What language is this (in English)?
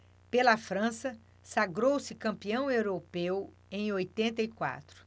Portuguese